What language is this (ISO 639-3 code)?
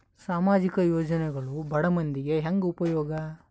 kan